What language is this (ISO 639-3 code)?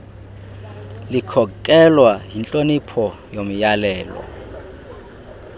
xho